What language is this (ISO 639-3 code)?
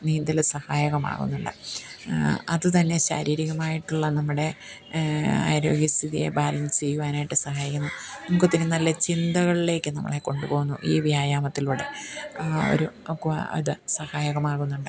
mal